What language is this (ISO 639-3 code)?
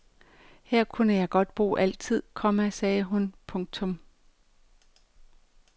dan